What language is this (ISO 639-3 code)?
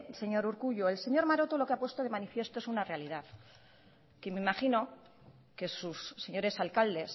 spa